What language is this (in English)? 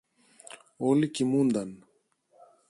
Greek